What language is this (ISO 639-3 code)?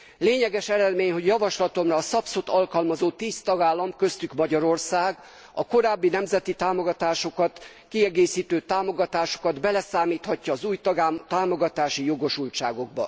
hun